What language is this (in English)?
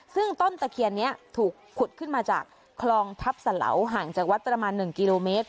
Thai